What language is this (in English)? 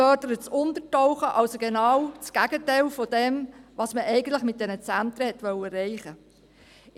Swiss German